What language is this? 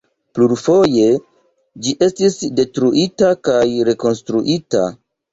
Esperanto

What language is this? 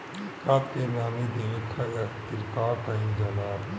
Bhojpuri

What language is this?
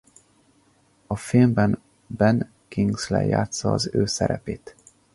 Hungarian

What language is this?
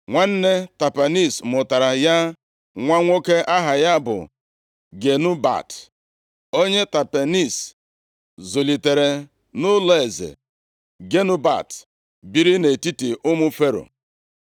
Igbo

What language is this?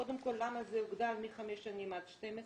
Hebrew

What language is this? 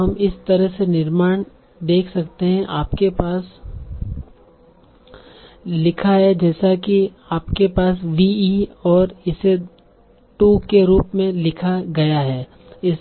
Hindi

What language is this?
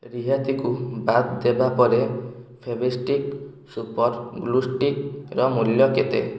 Odia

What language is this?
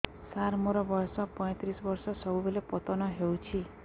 Odia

